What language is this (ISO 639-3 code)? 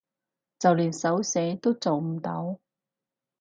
yue